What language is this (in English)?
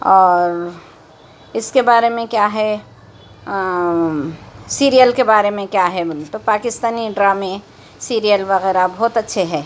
Urdu